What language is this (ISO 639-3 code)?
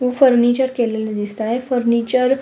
mar